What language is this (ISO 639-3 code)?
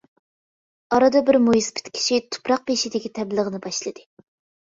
uig